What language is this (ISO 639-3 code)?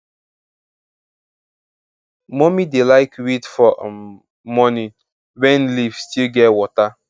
pcm